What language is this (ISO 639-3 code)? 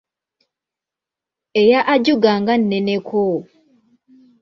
lug